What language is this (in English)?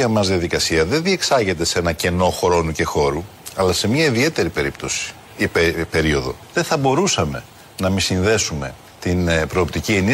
Greek